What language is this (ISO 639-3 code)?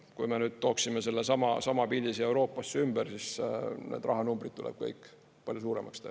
est